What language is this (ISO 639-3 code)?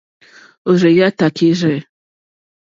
bri